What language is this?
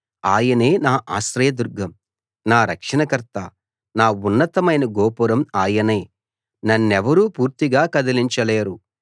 Telugu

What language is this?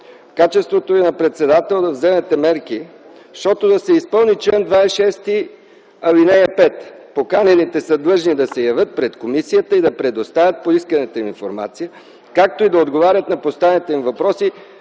Bulgarian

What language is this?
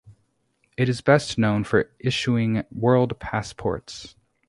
English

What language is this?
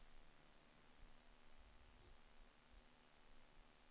Swedish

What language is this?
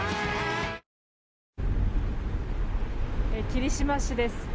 Japanese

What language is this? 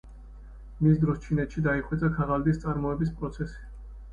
Georgian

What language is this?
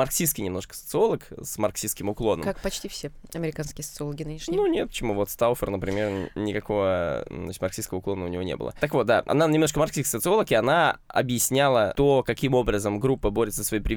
Russian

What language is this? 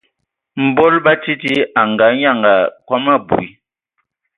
Ewondo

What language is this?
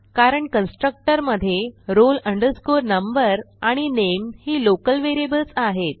Marathi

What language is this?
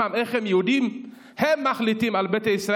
Hebrew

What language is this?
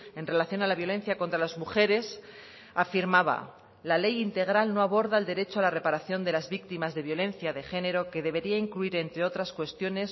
Spanish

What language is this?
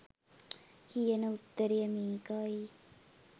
Sinhala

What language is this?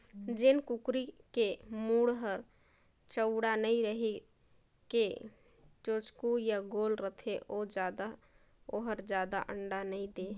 Chhattisgarhi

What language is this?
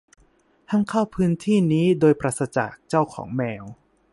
Thai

